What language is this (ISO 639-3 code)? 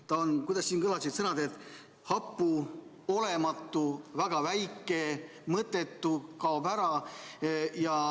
est